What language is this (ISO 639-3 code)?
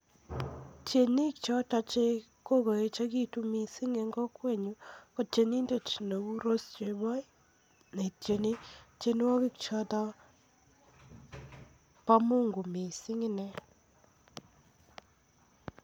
kln